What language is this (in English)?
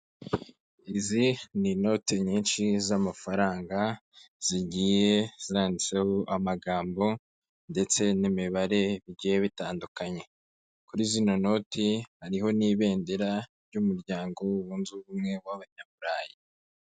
Kinyarwanda